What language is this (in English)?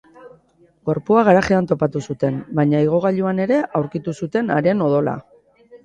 Basque